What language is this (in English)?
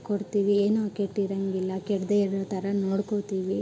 Kannada